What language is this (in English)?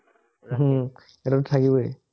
Assamese